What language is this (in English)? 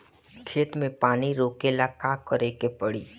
Bhojpuri